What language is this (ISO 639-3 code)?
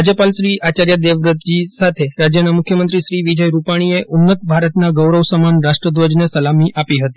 guj